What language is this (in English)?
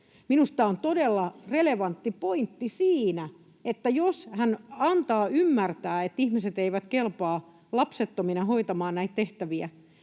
Finnish